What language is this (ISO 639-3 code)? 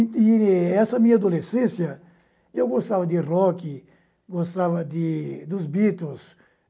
por